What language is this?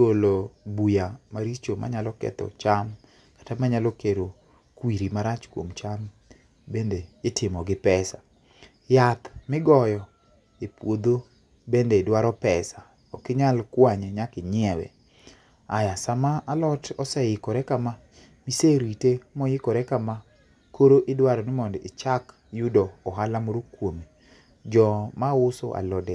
Luo (Kenya and Tanzania)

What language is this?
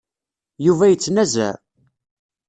Kabyle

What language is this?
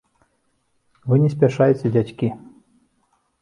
Belarusian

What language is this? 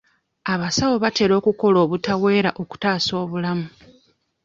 Ganda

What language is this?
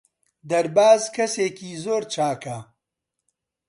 Central Kurdish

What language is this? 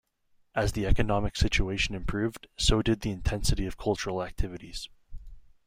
English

